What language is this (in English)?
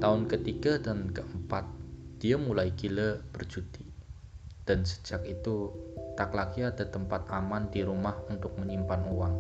Indonesian